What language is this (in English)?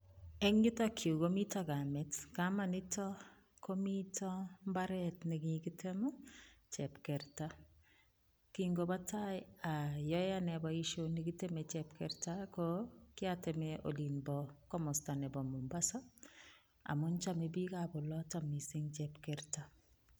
Kalenjin